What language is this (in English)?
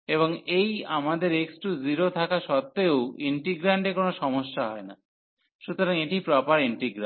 Bangla